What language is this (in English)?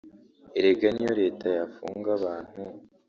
Kinyarwanda